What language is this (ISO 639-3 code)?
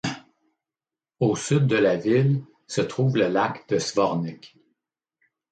fra